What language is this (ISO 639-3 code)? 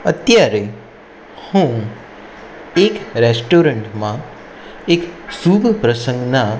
guj